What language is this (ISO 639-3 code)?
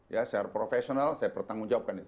ind